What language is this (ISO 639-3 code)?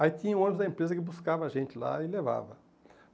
por